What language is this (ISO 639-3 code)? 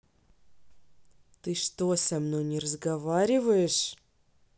rus